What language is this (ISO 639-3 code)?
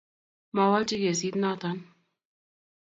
kln